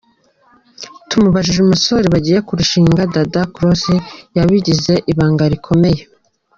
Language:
Kinyarwanda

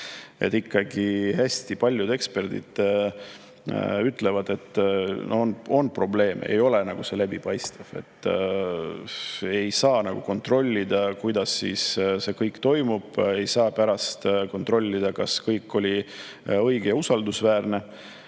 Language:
Estonian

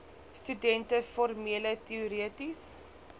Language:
Afrikaans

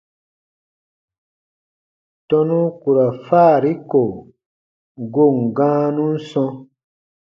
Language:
Baatonum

